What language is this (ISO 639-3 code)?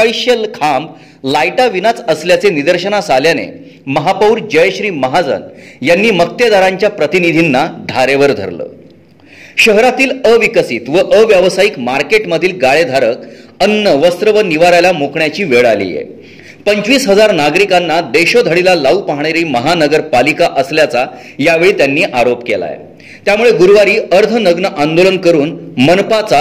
mar